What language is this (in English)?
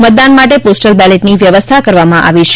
Gujarati